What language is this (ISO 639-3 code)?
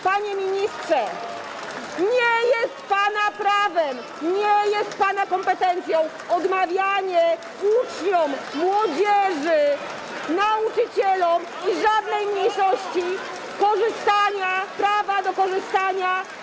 pol